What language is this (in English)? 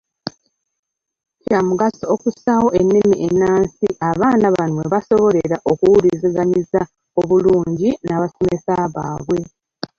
Ganda